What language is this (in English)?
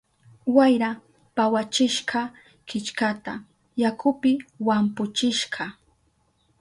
Southern Pastaza Quechua